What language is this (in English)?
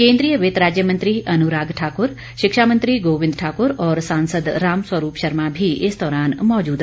Hindi